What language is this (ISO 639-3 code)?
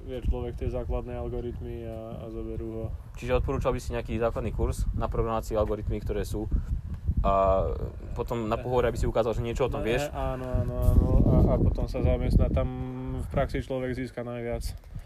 slk